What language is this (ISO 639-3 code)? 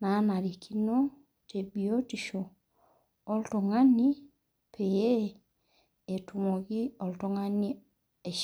mas